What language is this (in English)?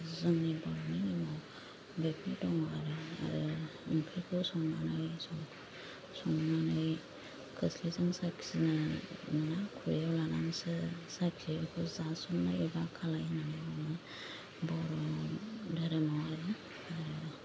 Bodo